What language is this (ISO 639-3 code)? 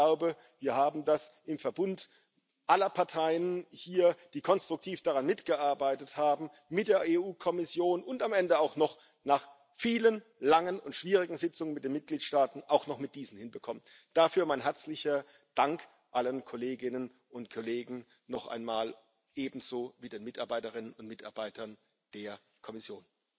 deu